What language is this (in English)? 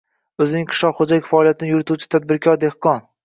Uzbek